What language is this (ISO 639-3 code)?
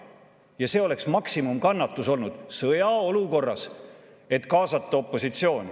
est